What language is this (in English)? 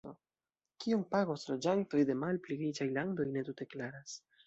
Esperanto